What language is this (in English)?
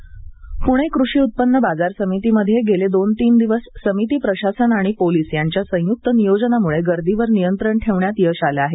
Marathi